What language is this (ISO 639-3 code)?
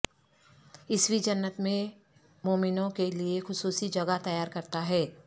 urd